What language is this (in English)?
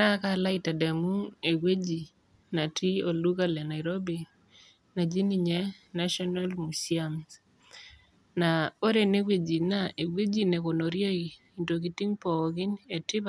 Masai